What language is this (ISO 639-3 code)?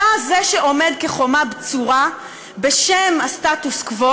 heb